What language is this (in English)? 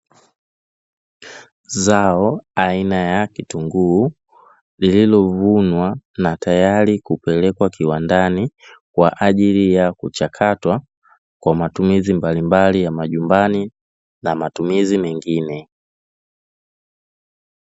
Swahili